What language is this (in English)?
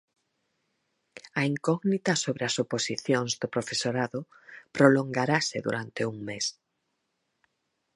Galician